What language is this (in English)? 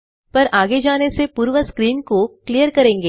Hindi